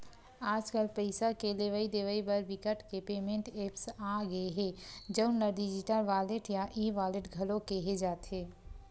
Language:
Chhattisgarhi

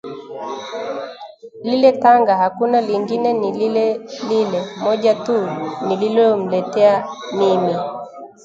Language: Swahili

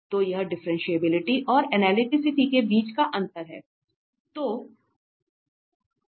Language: Hindi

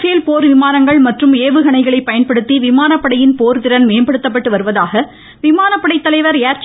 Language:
Tamil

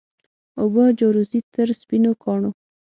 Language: Pashto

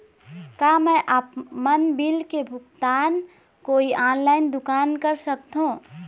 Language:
Chhattisgarhi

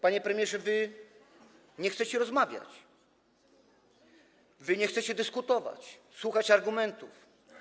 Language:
Polish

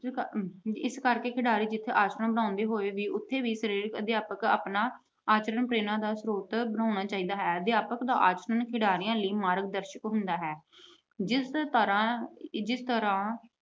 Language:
Punjabi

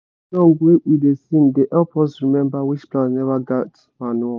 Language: Nigerian Pidgin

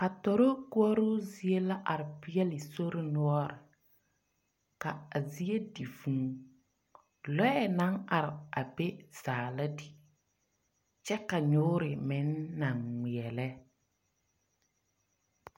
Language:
Southern Dagaare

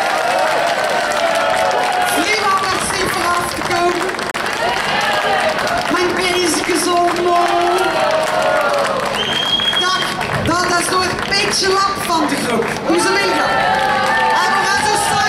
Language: Greek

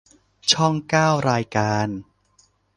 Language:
Thai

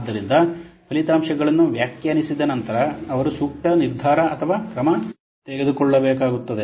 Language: Kannada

